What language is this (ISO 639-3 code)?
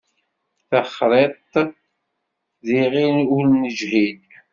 kab